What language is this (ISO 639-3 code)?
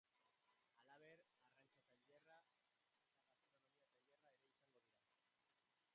eus